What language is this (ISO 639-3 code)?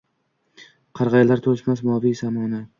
uzb